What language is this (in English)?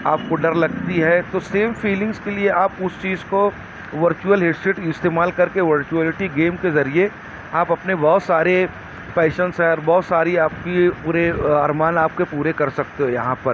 Urdu